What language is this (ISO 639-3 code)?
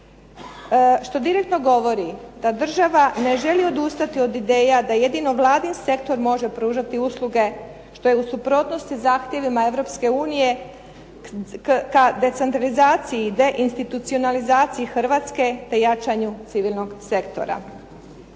hrv